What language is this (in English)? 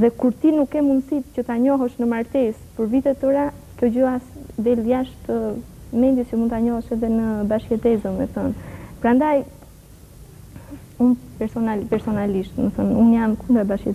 Romanian